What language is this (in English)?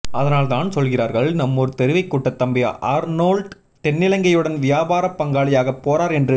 Tamil